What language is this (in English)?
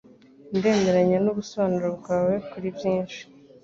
Kinyarwanda